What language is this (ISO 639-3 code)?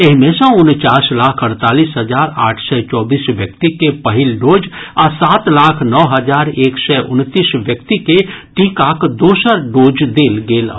mai